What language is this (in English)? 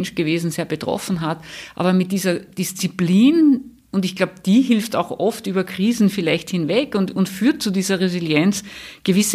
German